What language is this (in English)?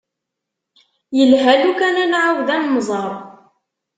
Kabyle